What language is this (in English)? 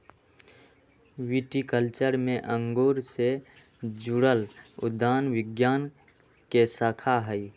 Magahi